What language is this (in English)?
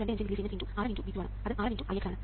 Malayalam